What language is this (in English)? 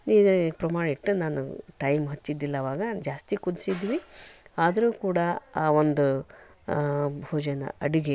Kannada